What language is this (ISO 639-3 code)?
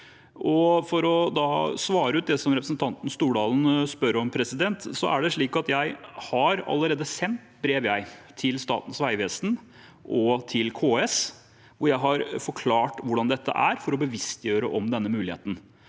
nor